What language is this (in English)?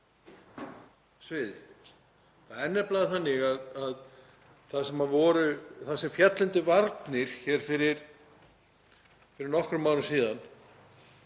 Icelandic